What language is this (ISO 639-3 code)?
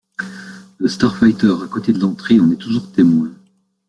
fra